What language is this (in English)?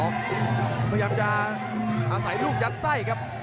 Thai